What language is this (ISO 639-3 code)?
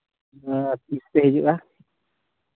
sat